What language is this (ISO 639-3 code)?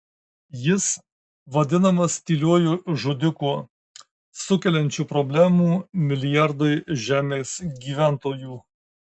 lit